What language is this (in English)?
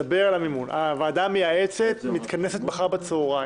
Hebrew